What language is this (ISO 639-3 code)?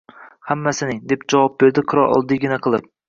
uzb